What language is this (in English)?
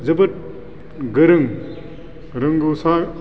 Bodo